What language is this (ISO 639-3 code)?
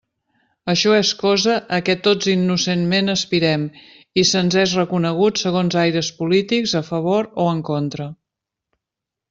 cat